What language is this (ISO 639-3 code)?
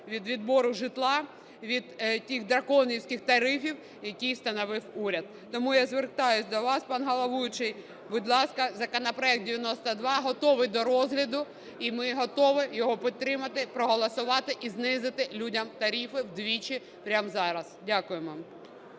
ukr